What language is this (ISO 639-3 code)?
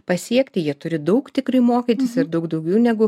lit